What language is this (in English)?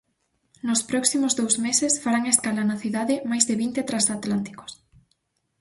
Galician